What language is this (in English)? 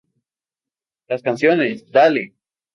Spanish